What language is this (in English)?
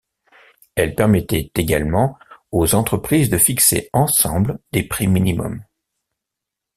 French